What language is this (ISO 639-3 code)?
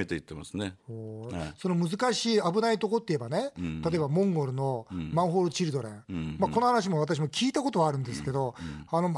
jpn